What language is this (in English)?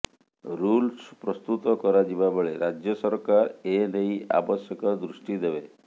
Odia